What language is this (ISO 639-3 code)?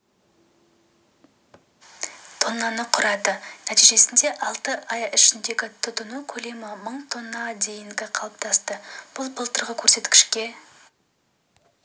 kaz